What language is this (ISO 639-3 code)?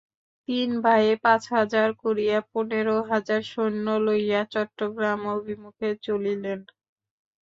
ben